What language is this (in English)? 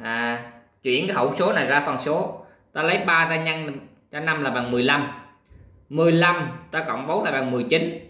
Vietnamese